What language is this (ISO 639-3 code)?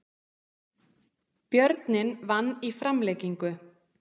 isl